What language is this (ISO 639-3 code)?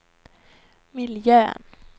swe